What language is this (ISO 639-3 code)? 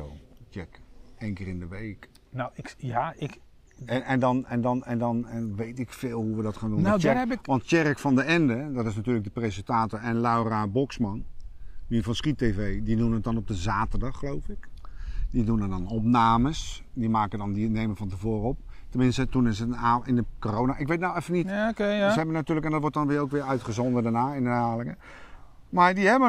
nld